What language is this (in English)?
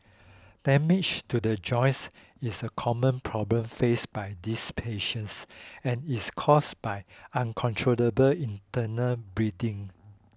English